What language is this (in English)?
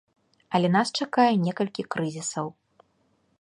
Belarusian